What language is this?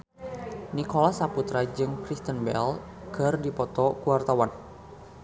Sundanese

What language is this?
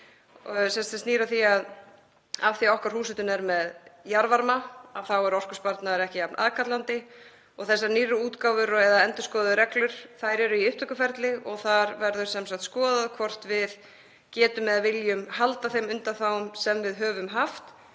Icelandic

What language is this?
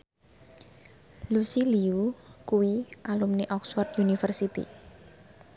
Javanese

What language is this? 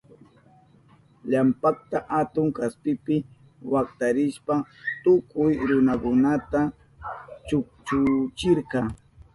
Southern Pastaza Quechua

